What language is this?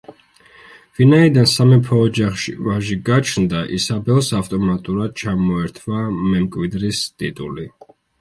Georgian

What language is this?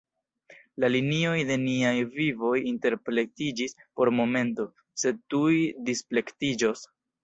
Esperanto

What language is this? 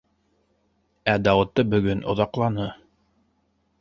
Bashkir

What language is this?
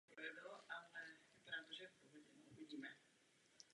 Czech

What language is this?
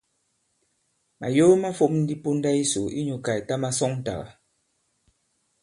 Bankon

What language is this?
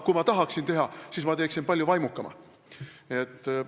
Estonian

